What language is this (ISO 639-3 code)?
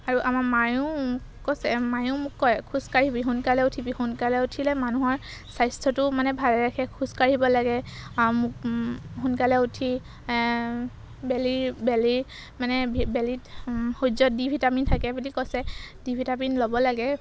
asm